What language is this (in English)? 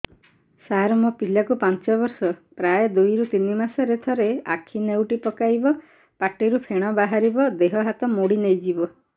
Odia